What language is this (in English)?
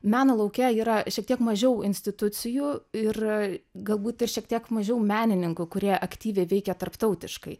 Lithuanian